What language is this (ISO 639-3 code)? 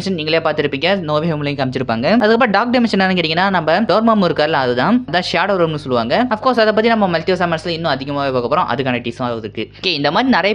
kor